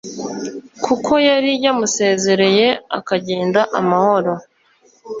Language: Kinyarwanda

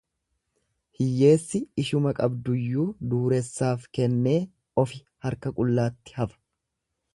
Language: Oromo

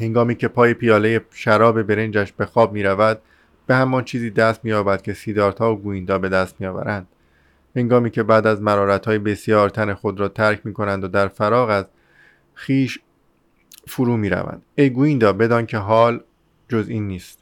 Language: Persian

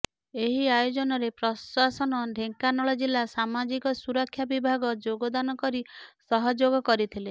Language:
Odia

